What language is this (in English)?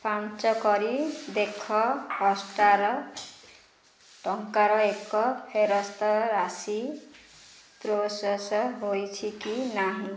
Odia